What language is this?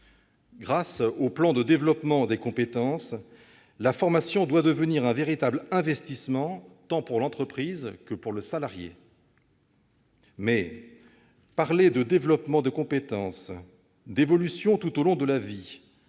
French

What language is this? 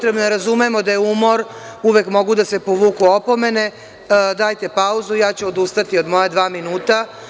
Serbian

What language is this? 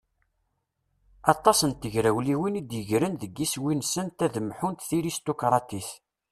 Kabyle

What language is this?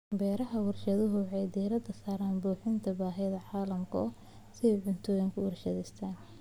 Somali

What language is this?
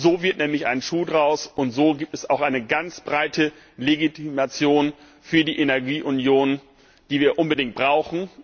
German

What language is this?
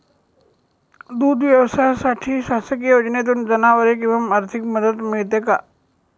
Marathi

